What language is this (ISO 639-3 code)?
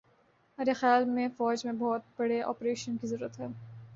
urd